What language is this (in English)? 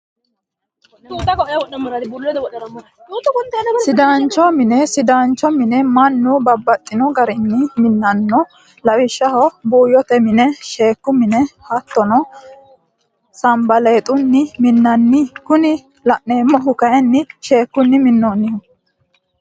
Sidamo